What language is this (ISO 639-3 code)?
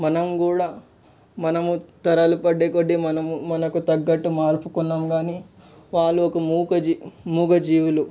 tel